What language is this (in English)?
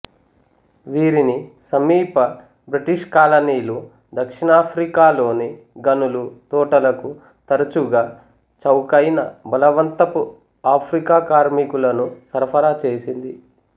Telugu